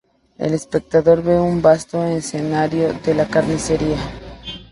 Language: Spanish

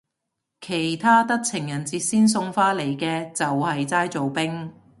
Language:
Cantonese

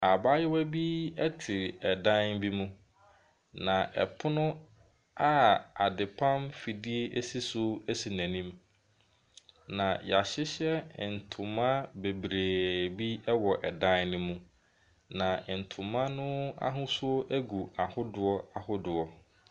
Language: Akan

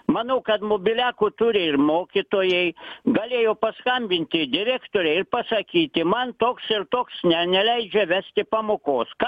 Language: Lithuanian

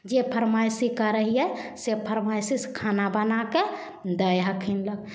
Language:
Maithili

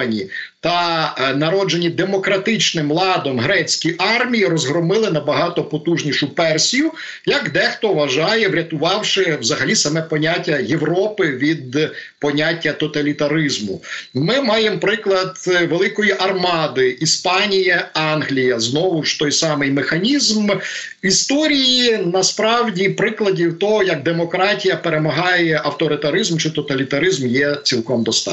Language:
Ukrainian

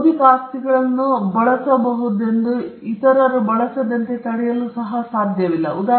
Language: Kannada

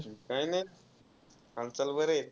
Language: Marathi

